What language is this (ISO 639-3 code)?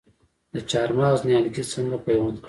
pus